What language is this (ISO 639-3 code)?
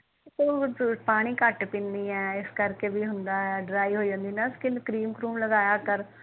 pan